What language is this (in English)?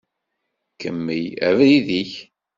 Kabyle